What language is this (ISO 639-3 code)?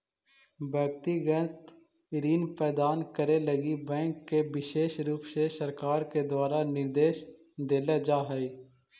mag